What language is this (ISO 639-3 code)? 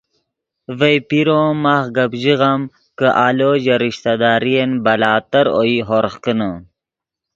ydg